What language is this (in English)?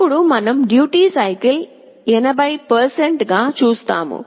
Telugu